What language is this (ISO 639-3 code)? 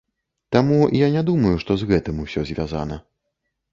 bel